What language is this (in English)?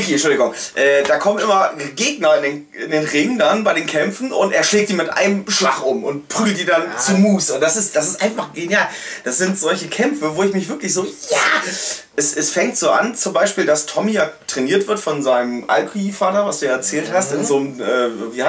German